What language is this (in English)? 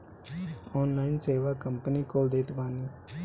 Bhojpuri